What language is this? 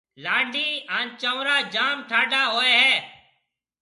Marwari (Pakistan)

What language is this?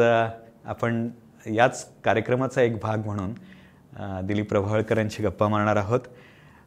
Marathi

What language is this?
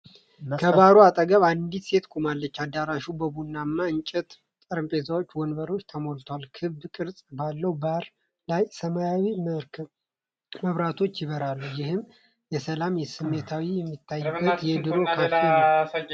Amharic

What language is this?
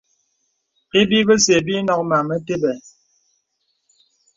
Bebele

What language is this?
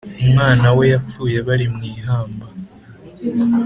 Kinyarwanda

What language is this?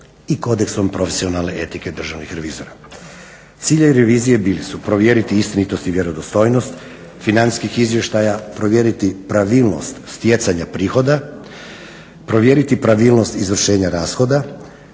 Croatian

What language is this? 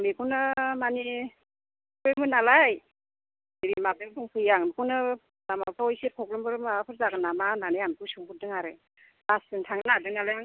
Bodo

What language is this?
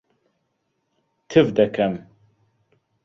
Central Kurdish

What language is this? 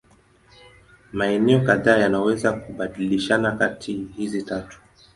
Swahili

